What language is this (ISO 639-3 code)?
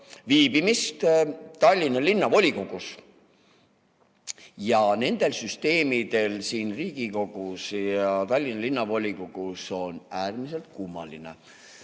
est